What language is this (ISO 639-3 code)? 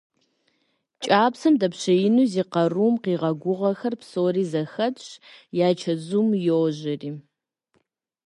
kbd